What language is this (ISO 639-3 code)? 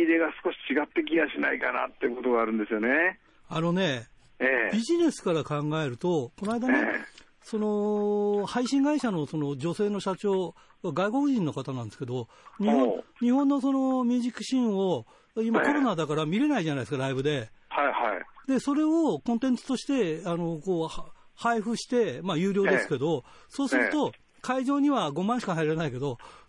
jpn